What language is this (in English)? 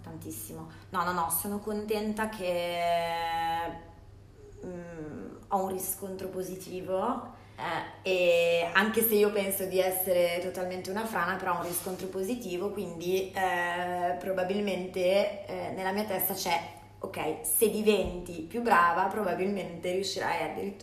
Italian